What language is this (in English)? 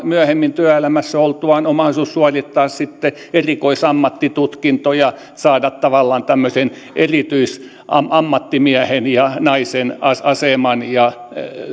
Finnish